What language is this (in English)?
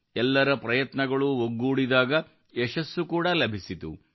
Kannada